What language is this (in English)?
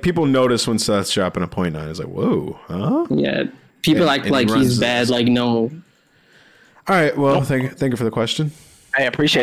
English